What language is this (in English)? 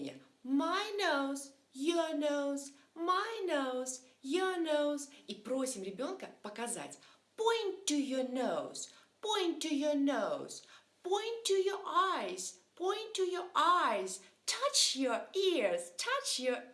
Russian